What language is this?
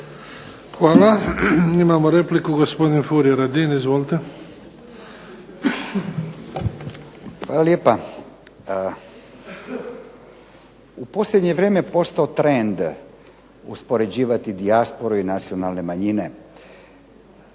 Croatian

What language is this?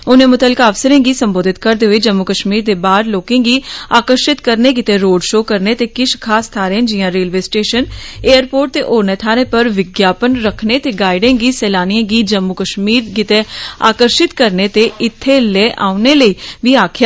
Dogri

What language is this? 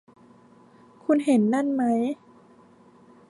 Thai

